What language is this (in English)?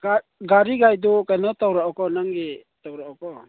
Manipuri